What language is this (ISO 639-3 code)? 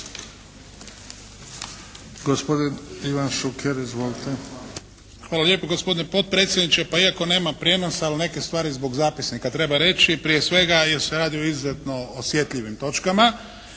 hrv